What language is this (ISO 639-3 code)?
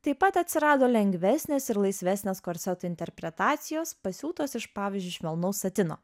lit